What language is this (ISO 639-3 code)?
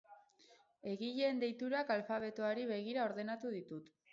eus